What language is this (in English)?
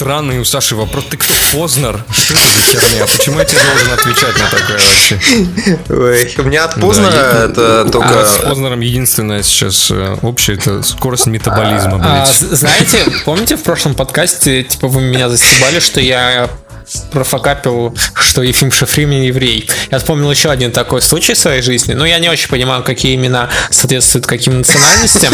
Russian